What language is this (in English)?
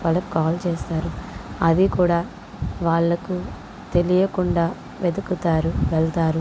Telugu